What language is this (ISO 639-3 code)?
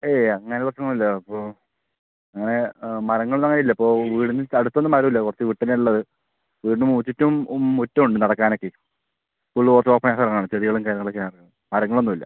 mal